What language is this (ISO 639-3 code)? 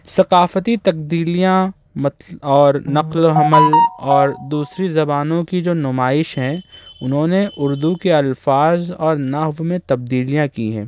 urd